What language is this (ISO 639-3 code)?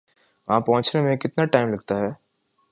urd